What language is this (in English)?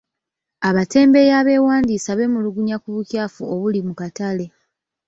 Ganda